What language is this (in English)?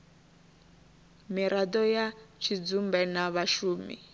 Venda